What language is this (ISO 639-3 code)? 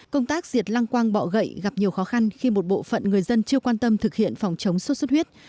vie